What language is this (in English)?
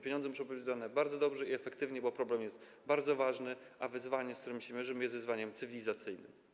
Polish